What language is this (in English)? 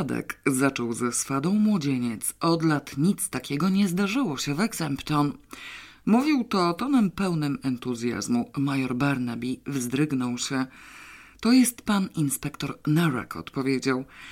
Polish